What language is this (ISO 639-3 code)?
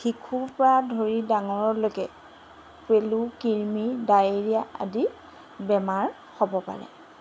asm